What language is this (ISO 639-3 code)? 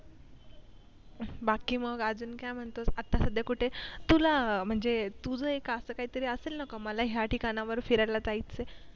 mar